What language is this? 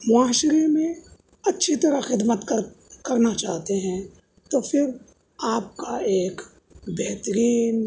Urdu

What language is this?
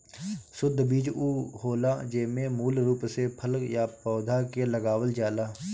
Bhojpuri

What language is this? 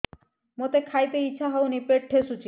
Odia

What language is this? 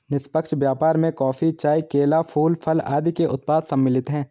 Hindi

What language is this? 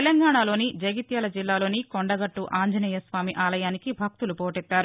Telugu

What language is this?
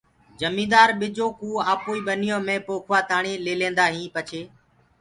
Gurgula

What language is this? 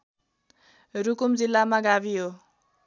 Nepali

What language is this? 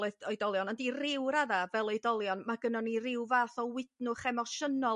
Welsh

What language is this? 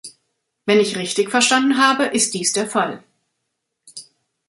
German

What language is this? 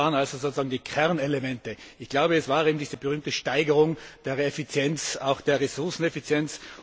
German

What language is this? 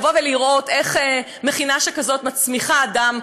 Hebrew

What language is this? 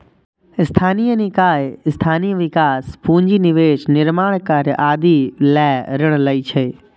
Maithili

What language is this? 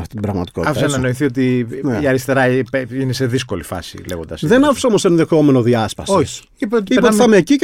Greek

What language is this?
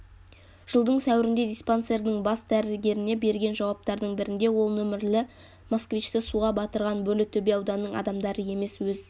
Kazakh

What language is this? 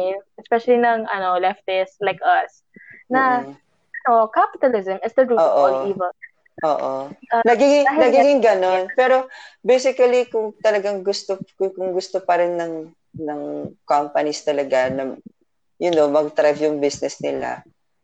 Filipino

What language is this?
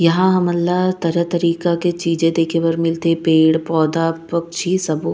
Chhattisgarhi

